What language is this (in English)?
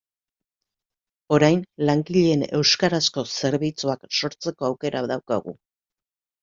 Basque